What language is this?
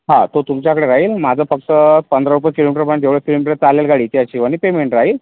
Marathi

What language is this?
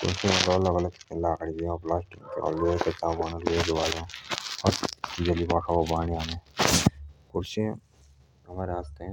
Jaunsari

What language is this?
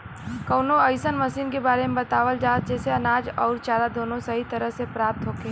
Bhojpuri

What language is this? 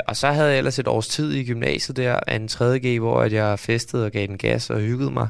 Danish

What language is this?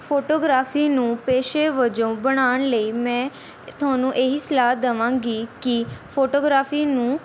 Punjabi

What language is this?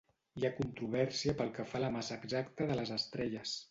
Catalan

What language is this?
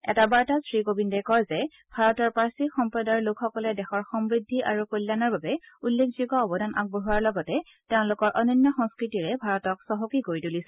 Assamese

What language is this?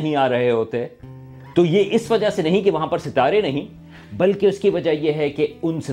Urdu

